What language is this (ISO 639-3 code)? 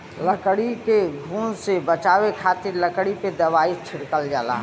bho